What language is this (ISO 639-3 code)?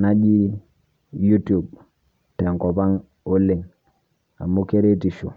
mas